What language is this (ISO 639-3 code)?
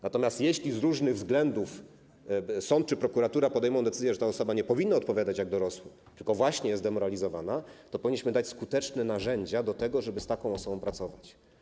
pol